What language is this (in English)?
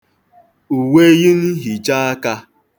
Igbo